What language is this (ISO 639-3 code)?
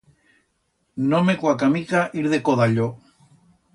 arg